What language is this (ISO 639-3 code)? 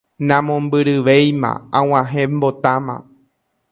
grn